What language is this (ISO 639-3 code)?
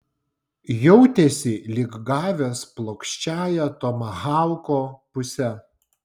lit